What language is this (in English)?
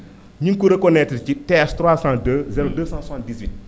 Wolof